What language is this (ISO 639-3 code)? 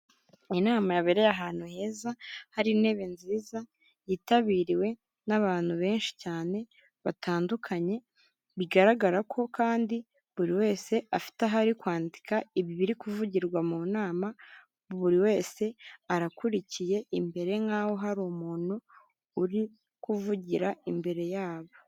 kin